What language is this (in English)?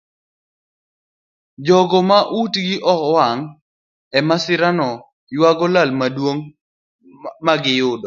Luo (Kenya and Tanzania)